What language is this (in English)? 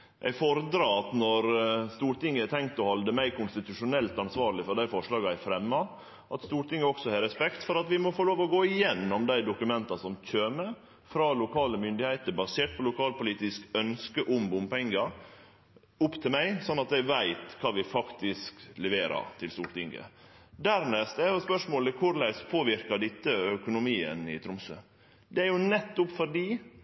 Norwegian Nynorsk